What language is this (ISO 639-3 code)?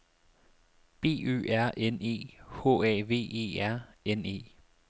dan